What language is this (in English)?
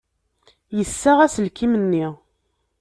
Kabyle